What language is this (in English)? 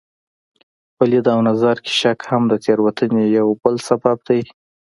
Pashto